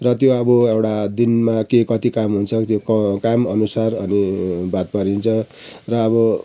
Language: Nepali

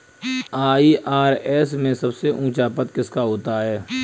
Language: Hindi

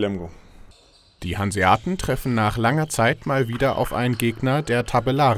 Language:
German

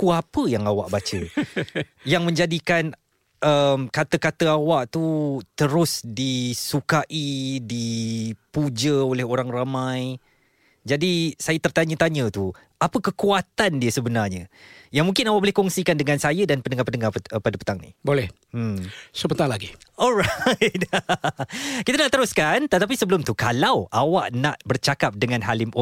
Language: Malay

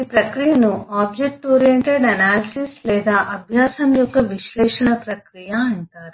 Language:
Telugu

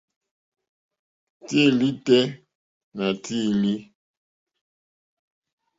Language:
Mokpwe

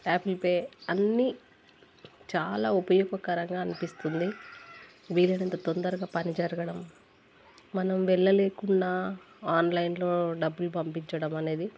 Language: Telugu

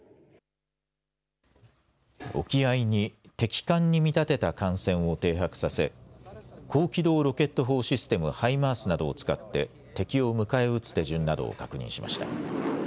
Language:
Japanese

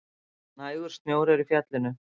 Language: Icelandic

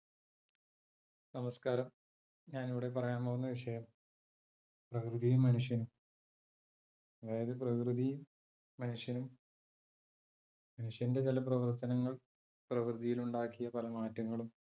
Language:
Malayalam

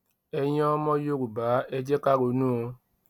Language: Yoruba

